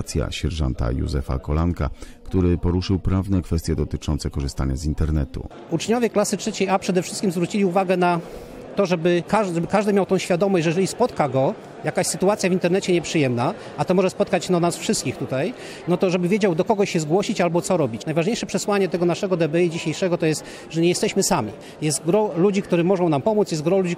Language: Polish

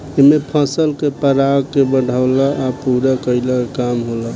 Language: Bhojpuri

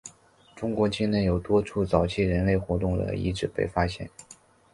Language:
Chinese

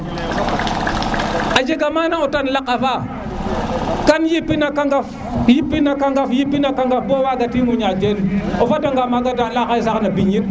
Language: Serer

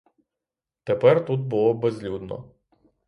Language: Ukrainian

